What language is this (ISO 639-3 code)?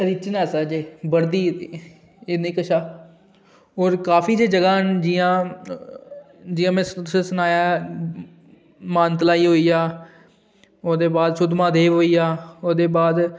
doi